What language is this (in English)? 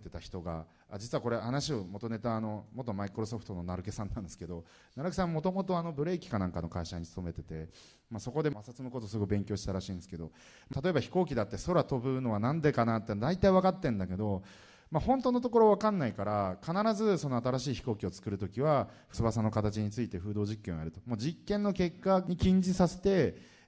Japanese